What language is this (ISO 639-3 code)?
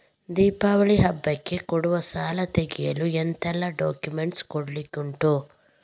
kan